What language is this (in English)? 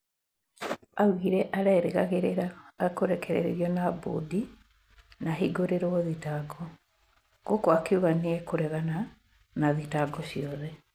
Kikuyu